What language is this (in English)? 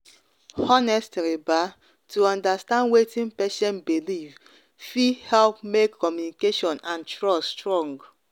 Nigerian Pidgin